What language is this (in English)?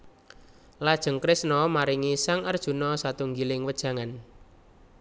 Javanese